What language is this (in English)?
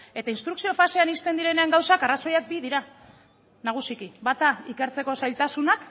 Basque